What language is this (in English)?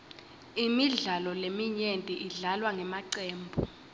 Swati